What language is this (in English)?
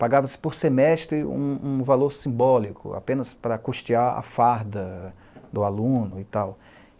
Portuguese